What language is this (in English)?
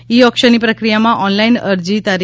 Gujarati